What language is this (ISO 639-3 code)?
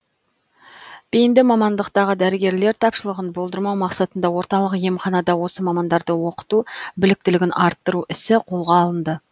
kaz